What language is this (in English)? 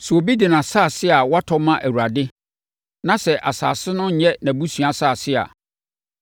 Akan